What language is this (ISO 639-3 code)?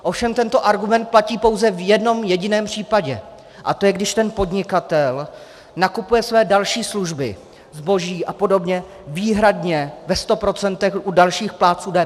ces